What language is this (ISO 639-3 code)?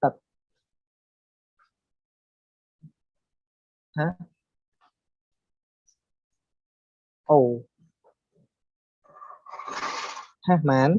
vie